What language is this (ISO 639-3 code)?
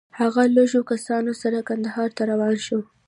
pus